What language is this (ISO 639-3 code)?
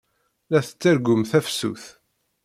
kab